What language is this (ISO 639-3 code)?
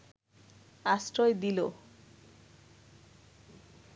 ben